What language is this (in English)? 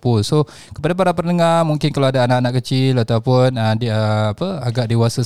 Malay